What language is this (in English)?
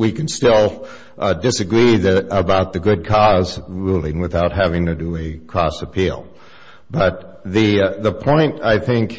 English